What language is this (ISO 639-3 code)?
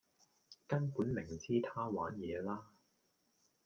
yue